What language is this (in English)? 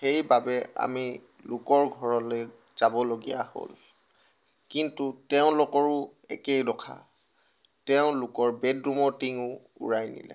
Assamese